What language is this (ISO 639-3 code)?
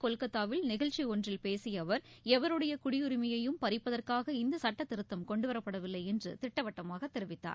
tam